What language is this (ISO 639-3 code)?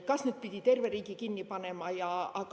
est